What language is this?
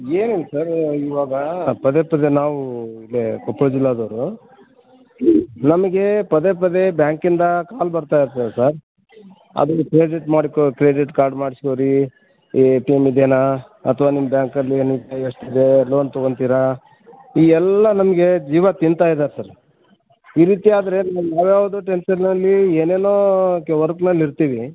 Kannada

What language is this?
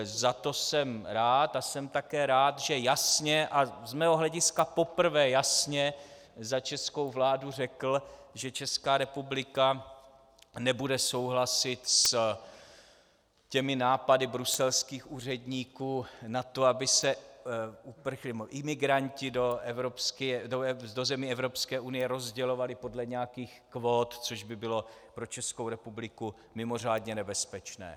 Czech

